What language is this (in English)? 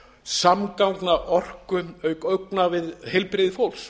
Icelandic